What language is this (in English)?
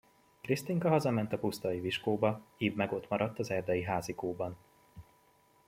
Hungarian